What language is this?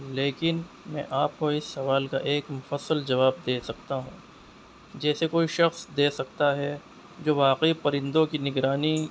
Urdu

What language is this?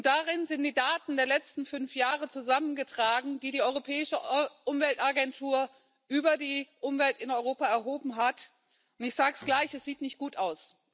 German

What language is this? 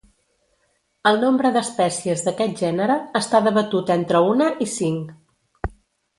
Catalan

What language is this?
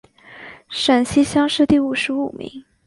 Chinese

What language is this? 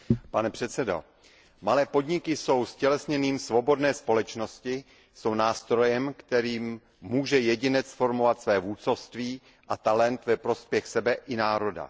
Czech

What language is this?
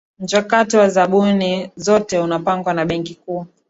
Swahili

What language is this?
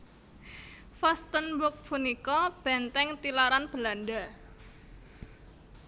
Javanese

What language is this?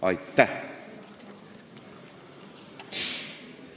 Estonian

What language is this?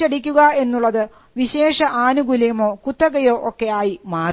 Malayalam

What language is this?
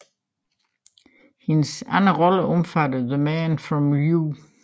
Danish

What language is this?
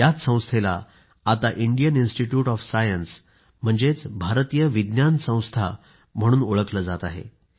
Marathi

